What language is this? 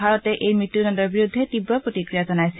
Assamese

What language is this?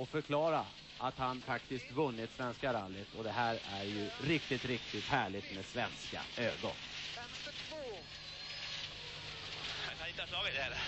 Swedish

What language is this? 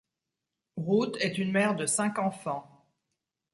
French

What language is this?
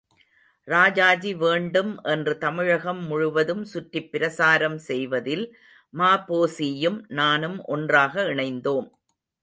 Tamil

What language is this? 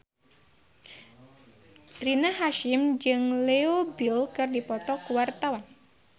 Sundanese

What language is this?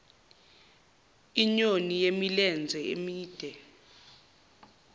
Zulu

